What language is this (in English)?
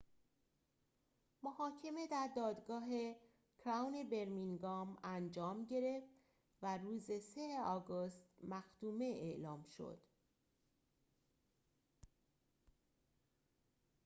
Persian